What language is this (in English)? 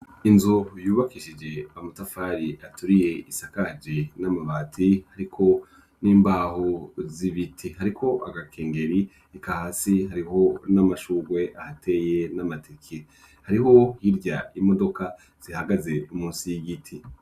Rundi